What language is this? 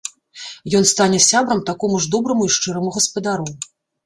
Belarusian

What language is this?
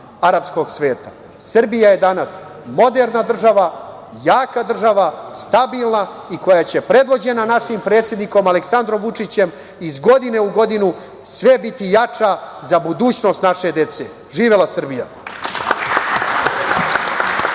Serbian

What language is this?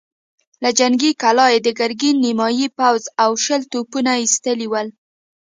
Pashto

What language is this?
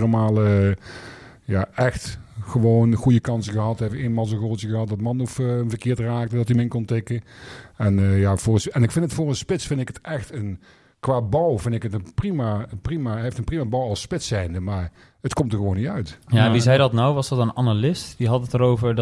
Dutch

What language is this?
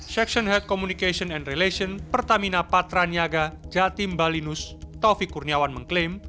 Indonesian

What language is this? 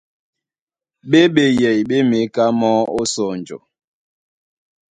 Duala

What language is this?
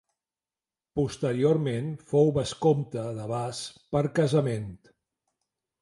Catalan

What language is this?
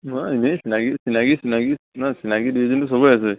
Assamese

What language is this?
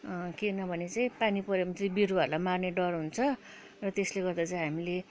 Nepali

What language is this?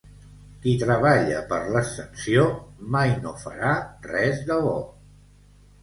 Catalan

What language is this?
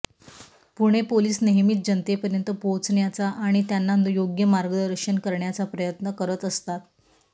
Marathi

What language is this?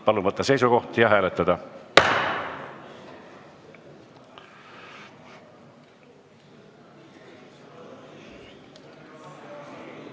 Estonian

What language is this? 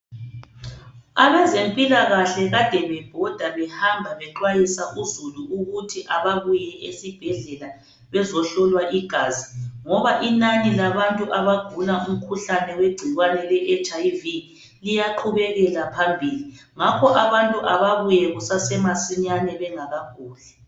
North Ndebele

